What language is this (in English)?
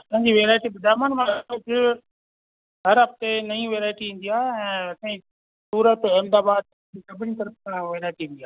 Sindhi